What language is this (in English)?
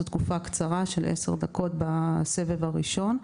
Hebrew